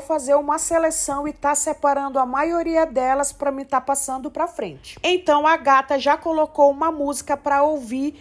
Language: Portuguese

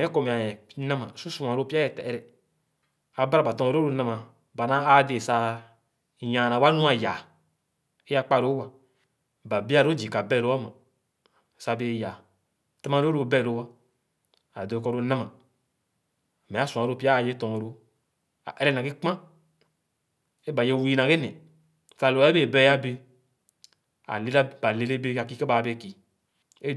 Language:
Khana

